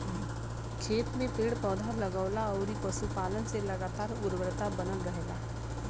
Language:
Bhojpuri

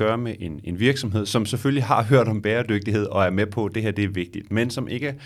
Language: Danish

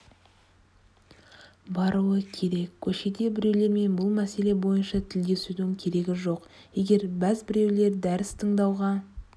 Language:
Kazakh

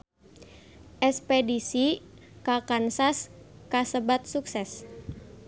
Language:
Sundanese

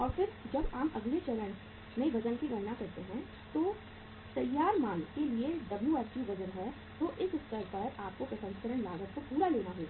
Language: Hindi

